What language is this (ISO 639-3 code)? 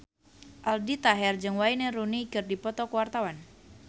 sun